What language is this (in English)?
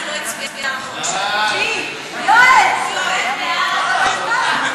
Hebrew